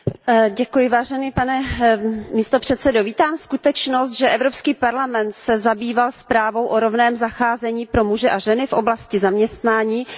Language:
Czech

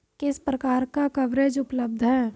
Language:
Hindi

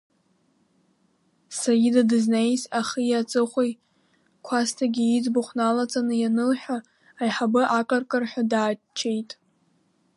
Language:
Abkhazian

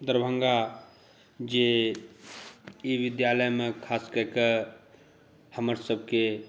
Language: Maithili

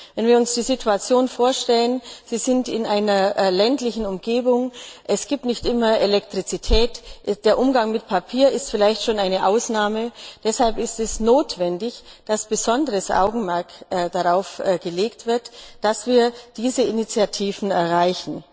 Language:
German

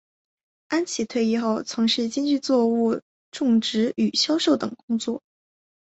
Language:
Chinese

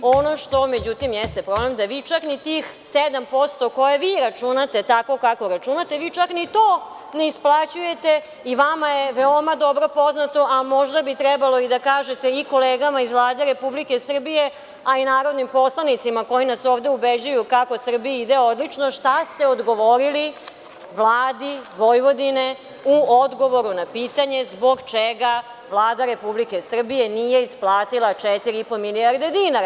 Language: Serbian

